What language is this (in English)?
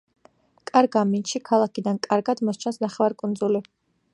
Georgian